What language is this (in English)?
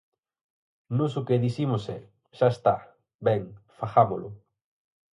Galician